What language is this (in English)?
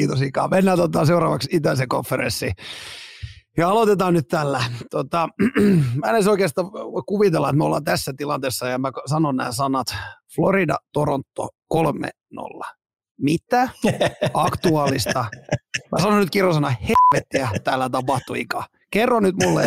Finnish